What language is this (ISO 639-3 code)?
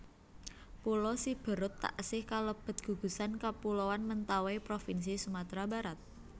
jav